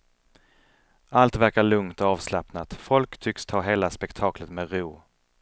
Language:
Swedish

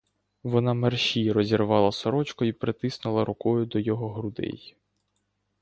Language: Ukrainian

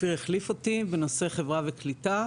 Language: Hebrew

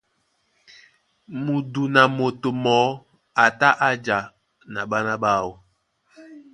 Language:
Duala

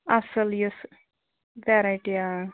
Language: Kashmiri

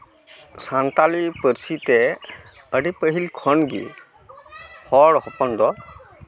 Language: Santali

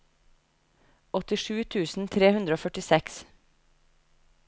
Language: Norwegian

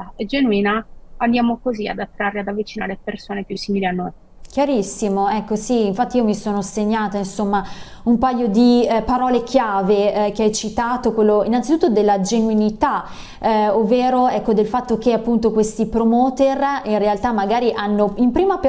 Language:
Italian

